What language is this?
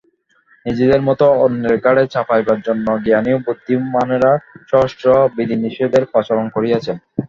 Bangla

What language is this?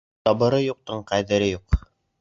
Bashkir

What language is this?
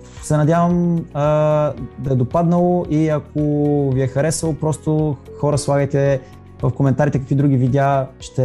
Bulgarian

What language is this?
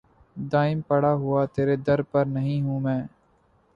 Urdu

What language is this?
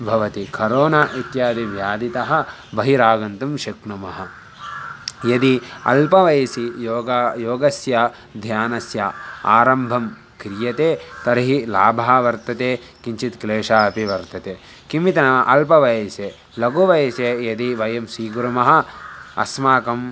Sanskrit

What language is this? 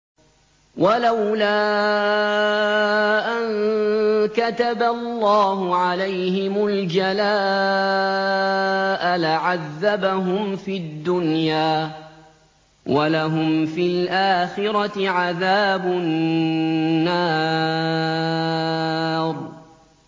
Arabic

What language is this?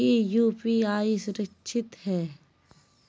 Magahi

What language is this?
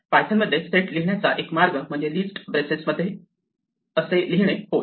Marathi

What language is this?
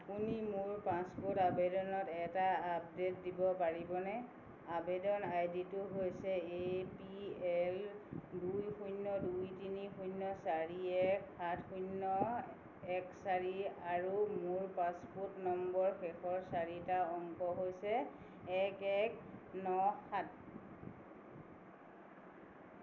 Assamese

